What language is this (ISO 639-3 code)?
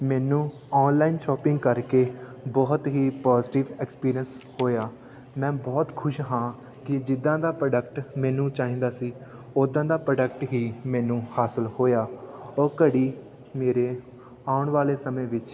pan